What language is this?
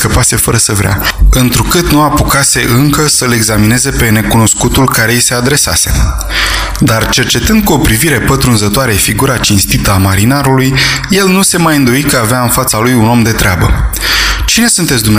Romanian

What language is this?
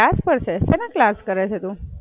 Gujarati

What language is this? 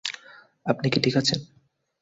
Bangla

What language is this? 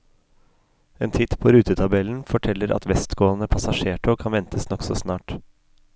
Norwegian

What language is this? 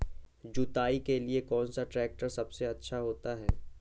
Hindi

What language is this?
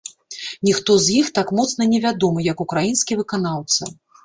Belarusian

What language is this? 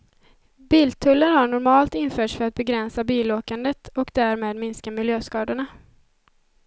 Swedish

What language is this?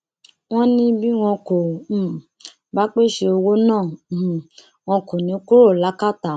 Yoruba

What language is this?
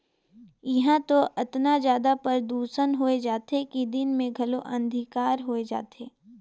Chhattisgarhi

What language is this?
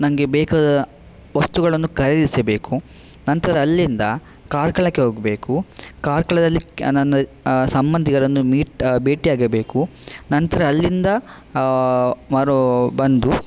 Kannada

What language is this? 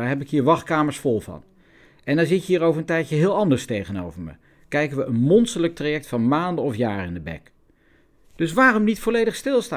Dutch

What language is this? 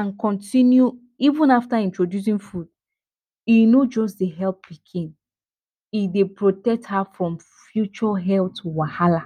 Nigerian Pidgin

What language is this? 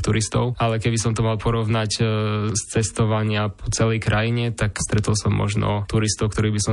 Slovak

